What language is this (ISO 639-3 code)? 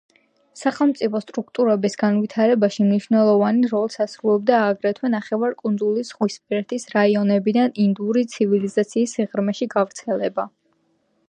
kat